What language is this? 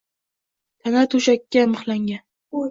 Uzbek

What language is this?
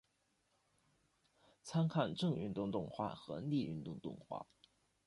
Chinese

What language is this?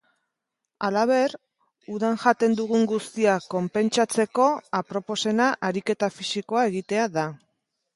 Basque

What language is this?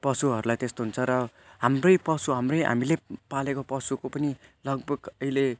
Nepali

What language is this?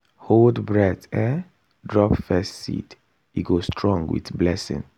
Nigerian Pidgin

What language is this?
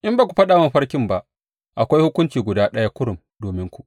Hausa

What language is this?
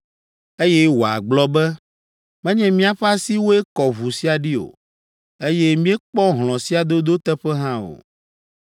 Ewe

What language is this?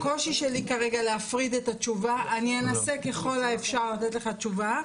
Hebrew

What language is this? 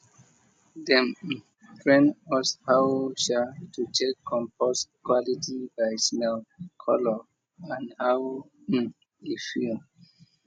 Nigerian Pidgin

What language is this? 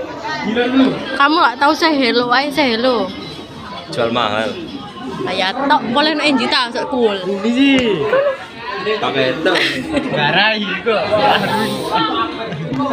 Indonesian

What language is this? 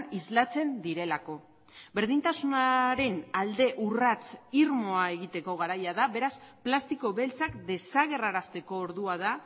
Basque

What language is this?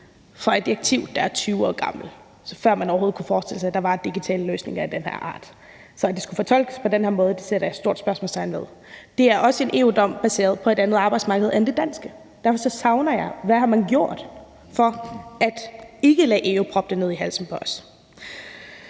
Danish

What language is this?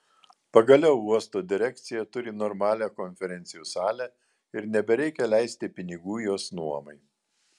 Lithuanian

